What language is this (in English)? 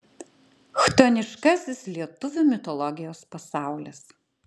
Lithuanian